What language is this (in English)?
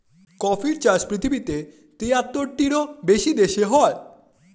Bangla